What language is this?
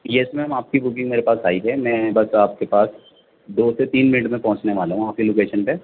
Urdu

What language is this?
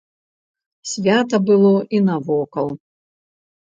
Belarusian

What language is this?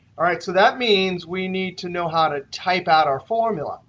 English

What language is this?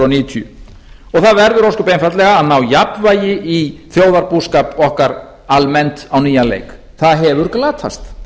Icelandic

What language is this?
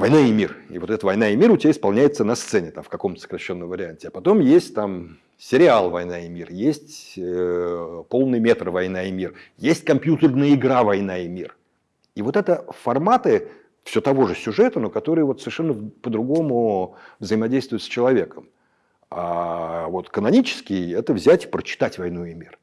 Russian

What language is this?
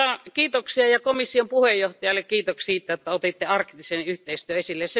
Finnish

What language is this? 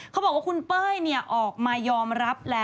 Thai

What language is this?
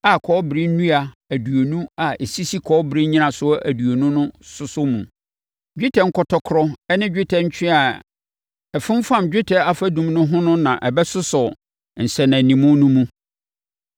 Akan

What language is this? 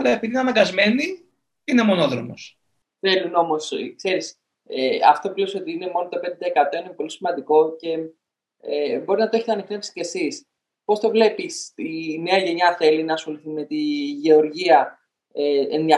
Greek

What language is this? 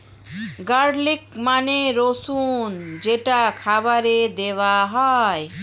Bangla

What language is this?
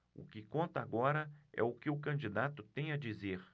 Portuguese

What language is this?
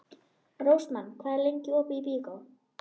Icelandic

